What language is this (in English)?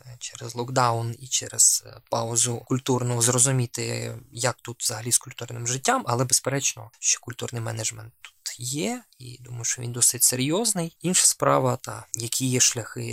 Ukrainian